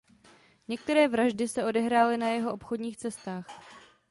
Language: Czech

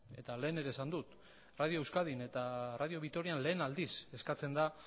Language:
Basque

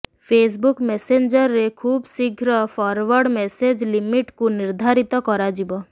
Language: Odia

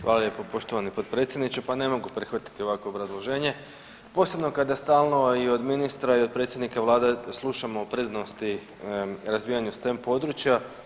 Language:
Croatian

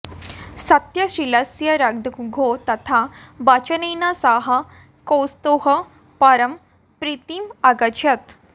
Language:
Sanskrit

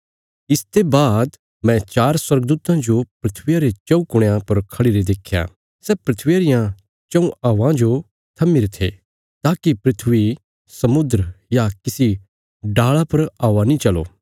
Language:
Bilaspuri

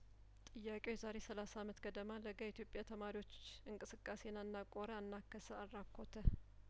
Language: Amharic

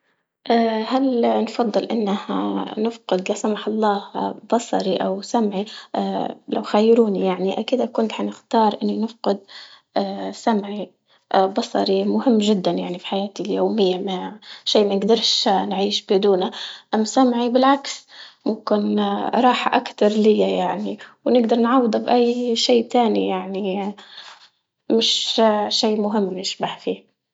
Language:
Libyan Arabic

